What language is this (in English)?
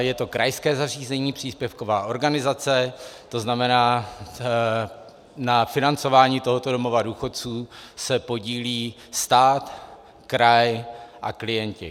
Czech